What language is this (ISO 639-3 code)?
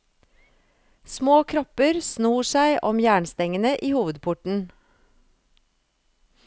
nor